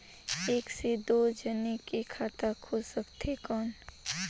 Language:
Chhattisgarhi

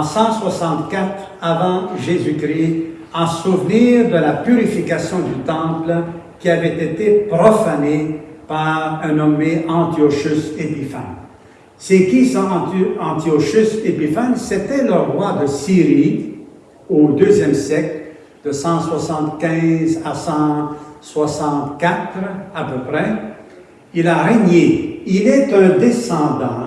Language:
French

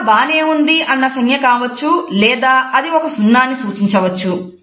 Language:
Telugu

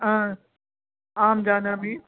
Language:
Sanskrit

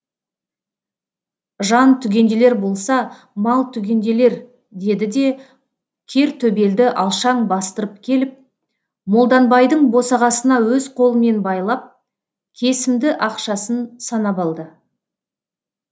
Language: Kazakh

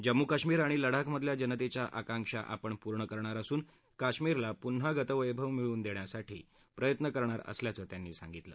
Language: Marathi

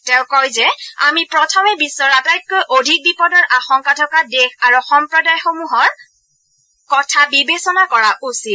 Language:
Assamese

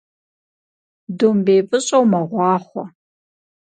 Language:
Kabardian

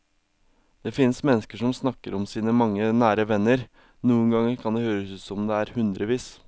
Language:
Norwegian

